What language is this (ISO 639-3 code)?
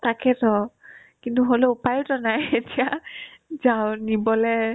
asm